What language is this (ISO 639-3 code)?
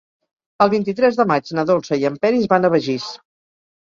cat